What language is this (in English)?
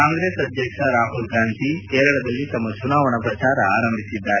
Kannada